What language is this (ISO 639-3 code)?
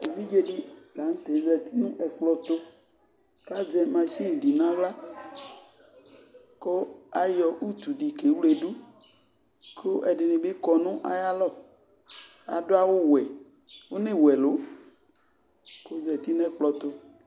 kpo